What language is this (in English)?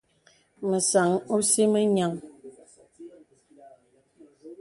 Bebele